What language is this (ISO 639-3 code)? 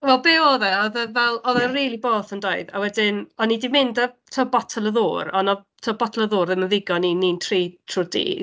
cym